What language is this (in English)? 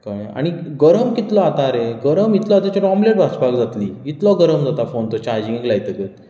Konkani